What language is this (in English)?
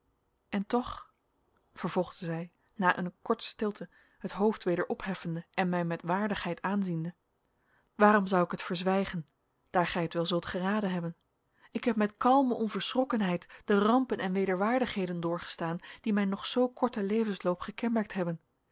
Dutch